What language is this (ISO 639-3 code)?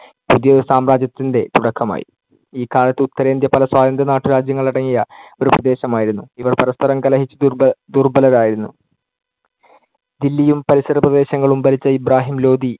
mal